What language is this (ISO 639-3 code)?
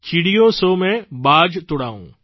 guj